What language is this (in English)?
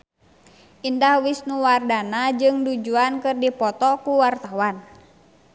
Sundanese